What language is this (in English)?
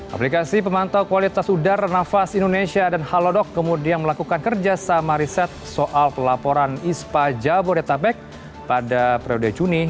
Indonesian